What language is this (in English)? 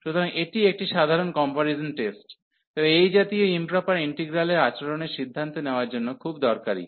Bangla